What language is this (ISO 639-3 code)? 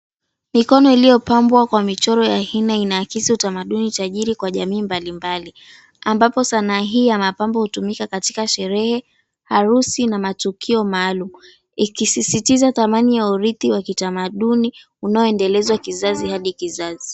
swa